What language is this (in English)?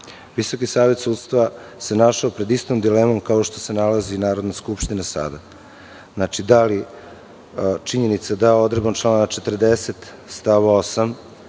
Serbian